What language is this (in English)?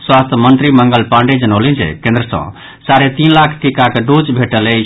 Maithili